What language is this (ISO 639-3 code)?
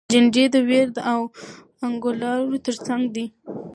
pus